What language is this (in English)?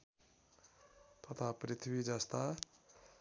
Nepali